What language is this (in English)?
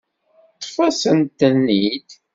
Kabyle